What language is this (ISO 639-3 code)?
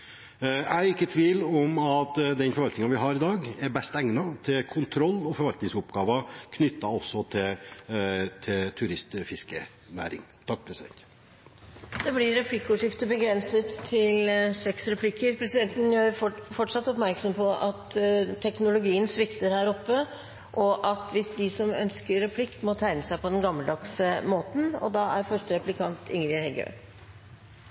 nor